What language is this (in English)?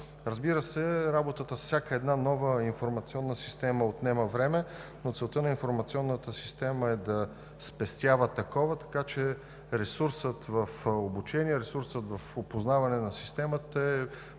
Bulgarian